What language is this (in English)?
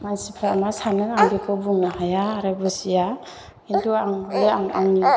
Bodo